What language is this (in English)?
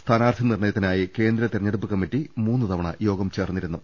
Malayalam